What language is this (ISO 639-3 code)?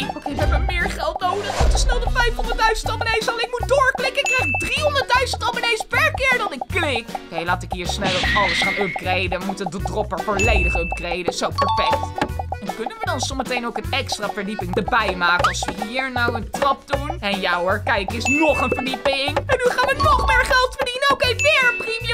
nld